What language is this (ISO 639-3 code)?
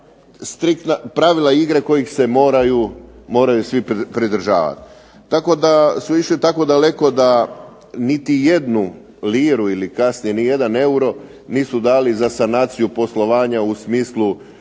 hrv